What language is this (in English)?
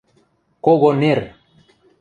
Western Mari